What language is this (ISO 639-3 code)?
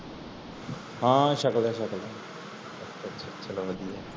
pan